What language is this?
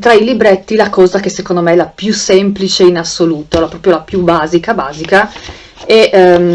Italian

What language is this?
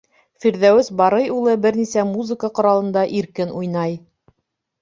Bashkir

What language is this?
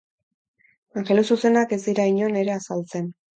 Basque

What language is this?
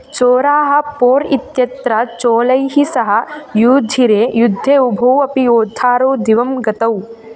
Sanskrit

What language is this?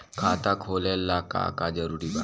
Bhojpuri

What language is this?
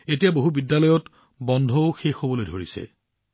Assamese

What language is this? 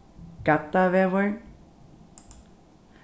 Faroese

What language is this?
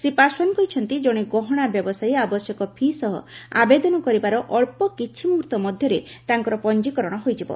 Odia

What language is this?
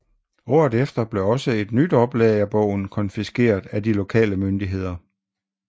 Danish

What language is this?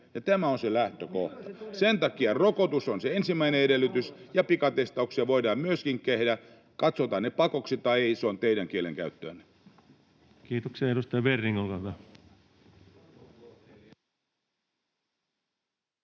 Finnish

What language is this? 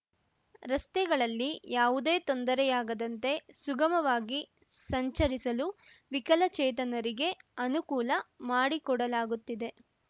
Kannada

